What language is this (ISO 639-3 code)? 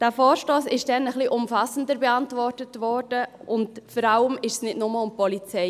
gsw